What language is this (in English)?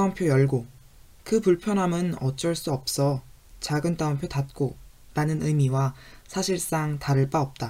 Korean